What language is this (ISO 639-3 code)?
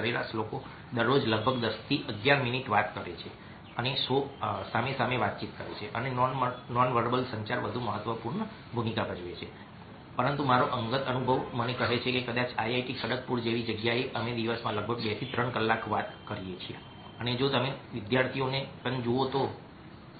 guj